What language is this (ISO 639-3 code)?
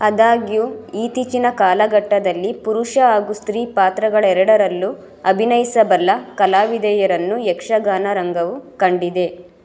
kan